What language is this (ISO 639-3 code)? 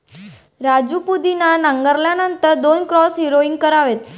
mar